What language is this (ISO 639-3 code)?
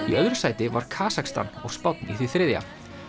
isl